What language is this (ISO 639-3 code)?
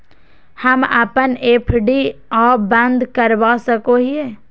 mag